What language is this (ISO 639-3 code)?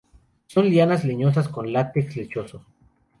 spa